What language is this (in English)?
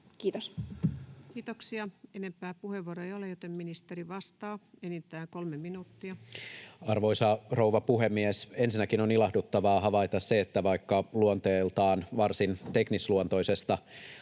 Finnish